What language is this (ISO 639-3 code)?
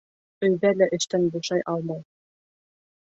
bak